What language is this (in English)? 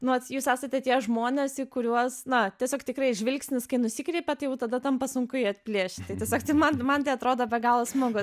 Lithuanian